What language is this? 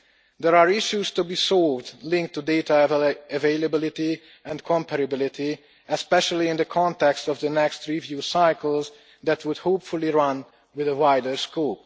English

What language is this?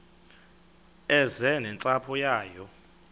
Xhosa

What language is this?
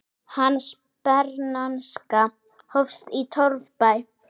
Icelandic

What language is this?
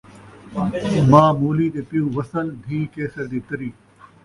Saraiki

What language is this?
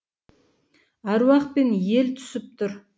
Kazakh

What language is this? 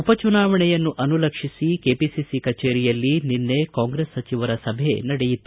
Kannada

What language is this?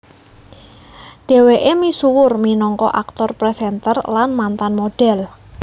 Javanese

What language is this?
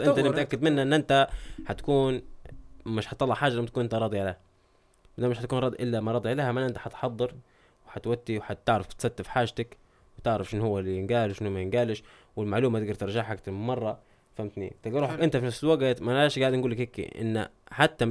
Arabic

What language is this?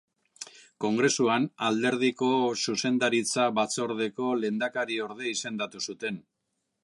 Basque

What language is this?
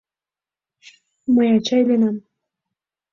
Mari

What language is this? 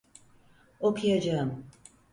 Turkish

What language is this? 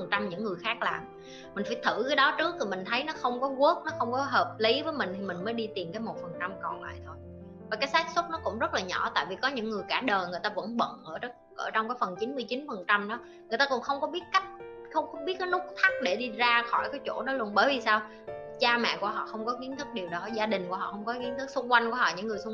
Vietnamese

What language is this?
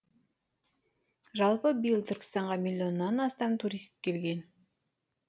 Kazakh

